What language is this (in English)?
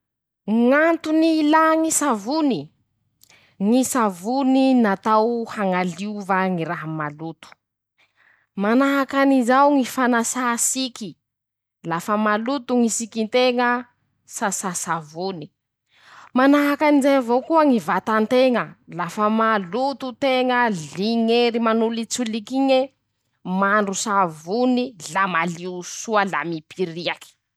Masikoro Malagasy